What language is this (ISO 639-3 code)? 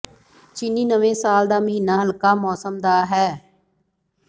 pan